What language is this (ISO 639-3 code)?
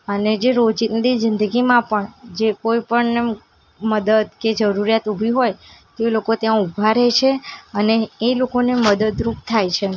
guj